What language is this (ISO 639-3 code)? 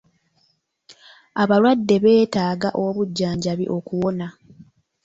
lug